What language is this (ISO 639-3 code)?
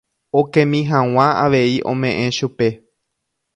grn